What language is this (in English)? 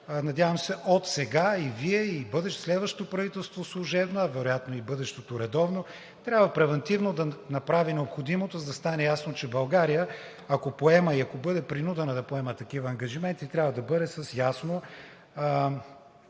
Bulgarian